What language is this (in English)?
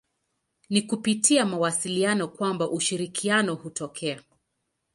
Swahili